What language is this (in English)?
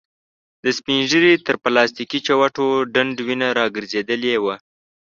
Pashto